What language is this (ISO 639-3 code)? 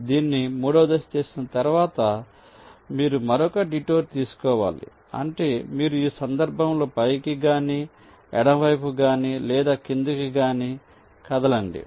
tel